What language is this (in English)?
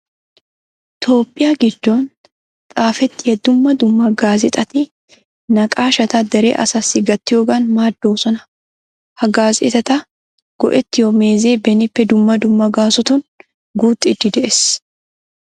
Wolaytta